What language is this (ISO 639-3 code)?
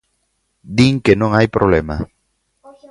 glg